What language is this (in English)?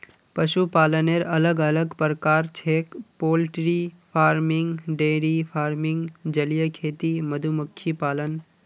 Magahi